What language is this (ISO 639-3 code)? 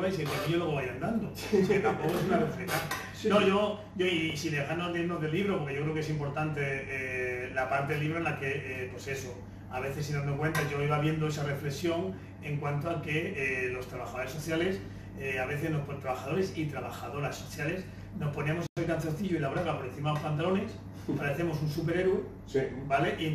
spa